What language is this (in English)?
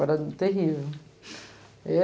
Portuguese